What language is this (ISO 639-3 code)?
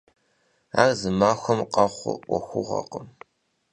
kbd